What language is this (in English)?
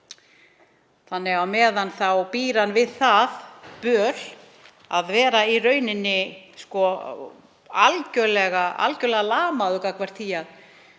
Icelandic